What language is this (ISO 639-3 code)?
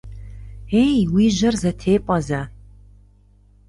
kbd